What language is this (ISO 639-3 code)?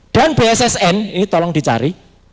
ind